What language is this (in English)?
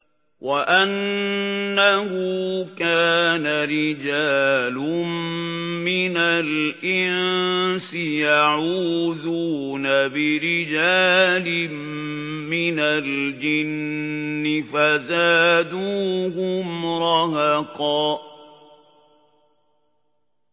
Arabic